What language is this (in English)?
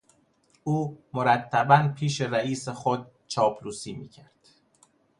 Persian